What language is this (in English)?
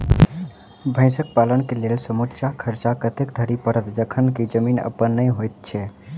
Maithili